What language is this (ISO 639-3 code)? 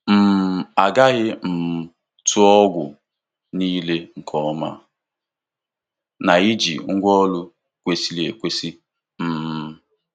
ibo